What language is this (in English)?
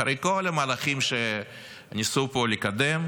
Hebrew